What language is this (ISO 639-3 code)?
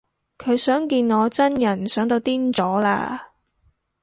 yue